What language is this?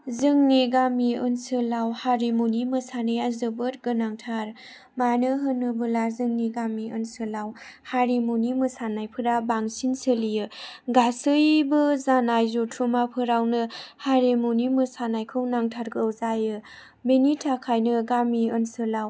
Bodo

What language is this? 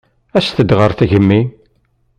Kabyle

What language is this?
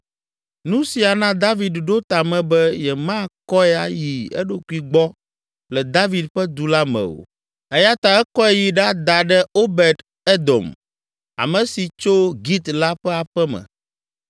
Ewe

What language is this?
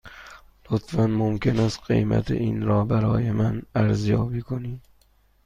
Persian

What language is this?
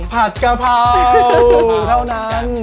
Thai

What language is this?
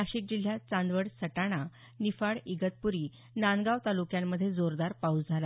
Marathi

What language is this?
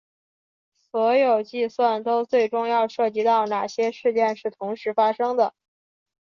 Chinese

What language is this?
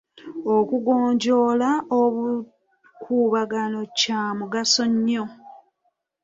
Ganda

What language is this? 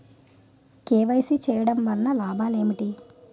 Telugu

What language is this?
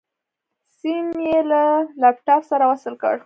Pashto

